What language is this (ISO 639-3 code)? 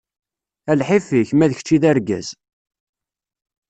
kab